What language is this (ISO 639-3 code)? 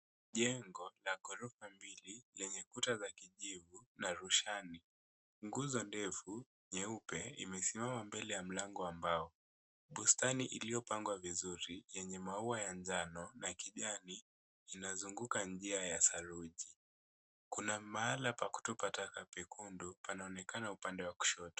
swa